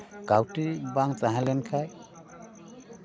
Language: Santali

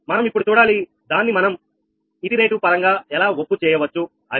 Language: Telugu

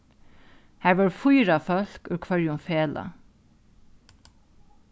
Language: Faroese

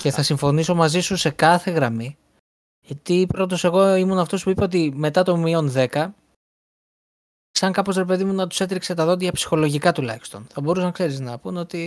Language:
Greek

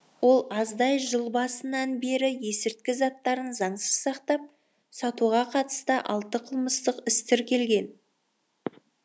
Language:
Kazakh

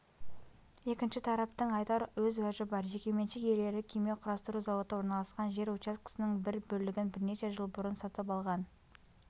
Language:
Kazakh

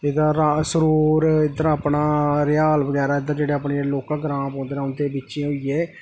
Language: Dogri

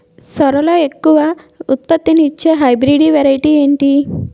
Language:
Telugu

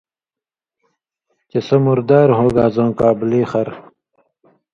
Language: Indus Kohistani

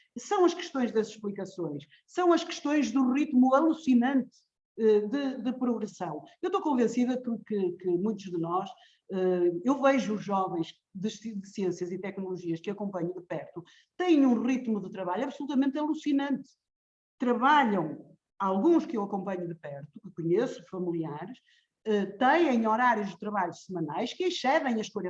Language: Portuguese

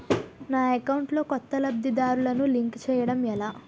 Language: Telugu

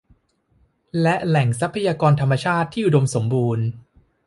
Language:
Thai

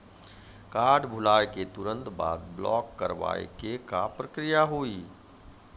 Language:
Maithili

